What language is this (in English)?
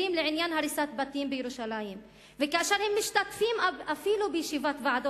Hebrew